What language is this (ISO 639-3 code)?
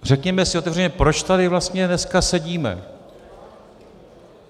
ces